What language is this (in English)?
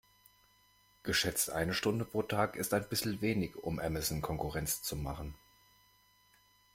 German